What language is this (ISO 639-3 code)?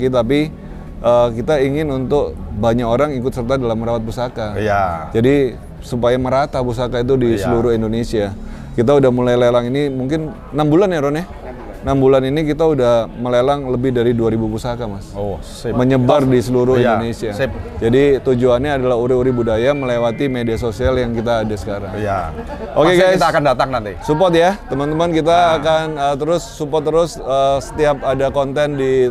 ind